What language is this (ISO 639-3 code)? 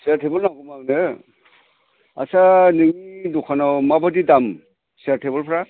brx